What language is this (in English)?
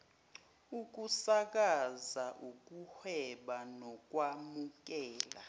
Zulu